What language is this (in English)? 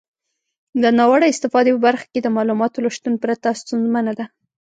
Pashto